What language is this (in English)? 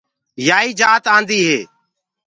Gurgula